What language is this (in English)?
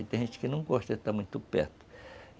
Portuguese